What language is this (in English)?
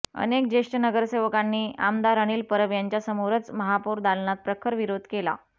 Marathi